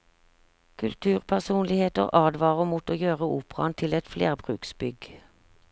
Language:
Norwegian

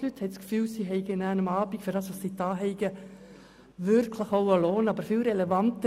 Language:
Swiss German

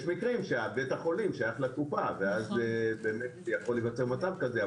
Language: Hebrew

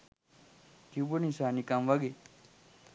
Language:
Sinhala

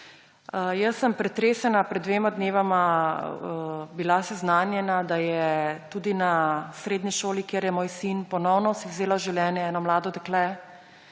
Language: Slovenian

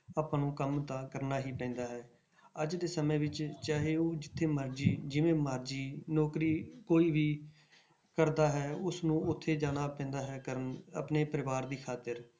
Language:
Punjabi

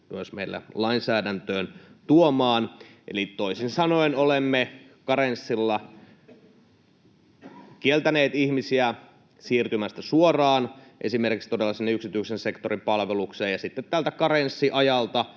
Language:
Finnish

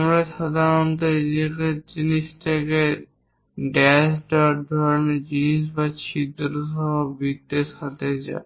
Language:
Bangla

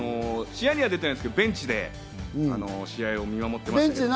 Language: Japanese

